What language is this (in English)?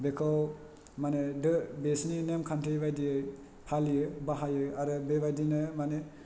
Bodo